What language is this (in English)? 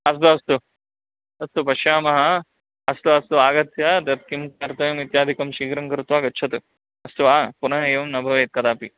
Sanskrit